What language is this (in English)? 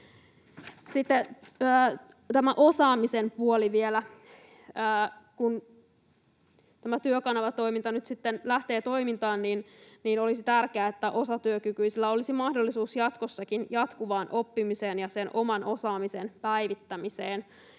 Finnish